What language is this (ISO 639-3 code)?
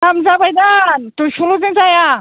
brx